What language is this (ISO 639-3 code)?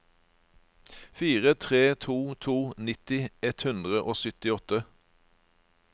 nor